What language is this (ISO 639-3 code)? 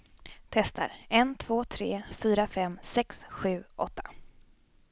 swe